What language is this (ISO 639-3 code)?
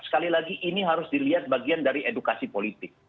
ind